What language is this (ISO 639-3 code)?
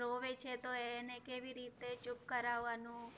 guj